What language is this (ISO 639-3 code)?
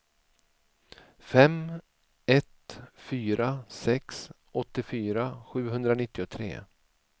swe